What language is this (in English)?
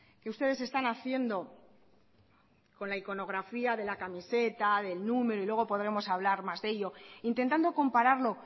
Spanish